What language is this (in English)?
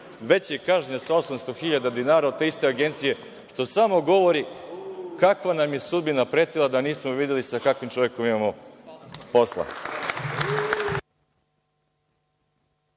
Serbian